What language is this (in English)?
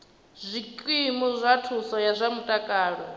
Venda